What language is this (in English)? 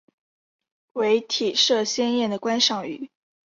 Chinese